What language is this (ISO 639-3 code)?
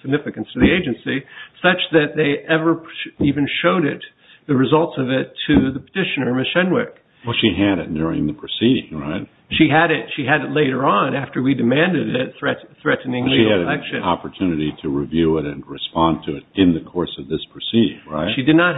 eng